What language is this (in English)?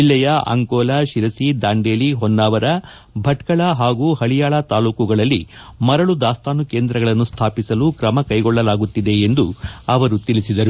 Kannada